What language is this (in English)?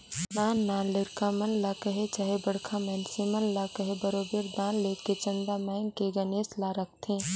Chhattisgarhi